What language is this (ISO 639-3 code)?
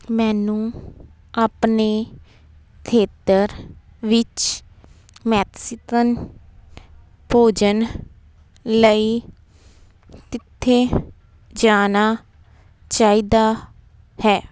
pan